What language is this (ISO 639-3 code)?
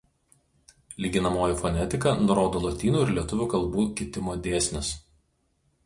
lit